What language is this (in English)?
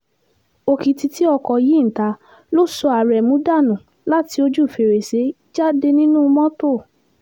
Yoruba